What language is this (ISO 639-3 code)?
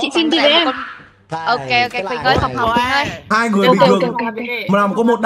vie